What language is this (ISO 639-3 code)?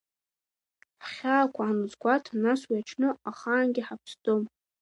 abk